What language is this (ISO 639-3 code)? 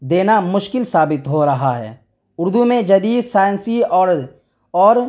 urd